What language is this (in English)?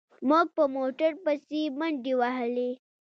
Pashto